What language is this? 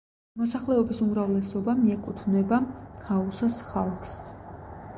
Georgian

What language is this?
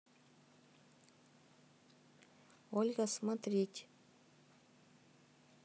Russian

